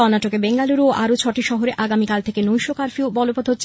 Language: Bangla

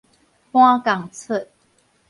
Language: Min Nan Chinese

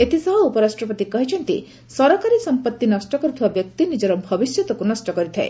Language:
Odia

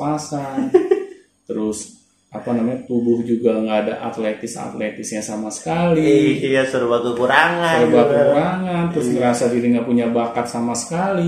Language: Indonesian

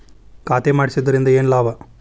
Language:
Kannada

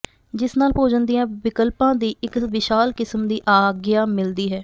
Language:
Punjabi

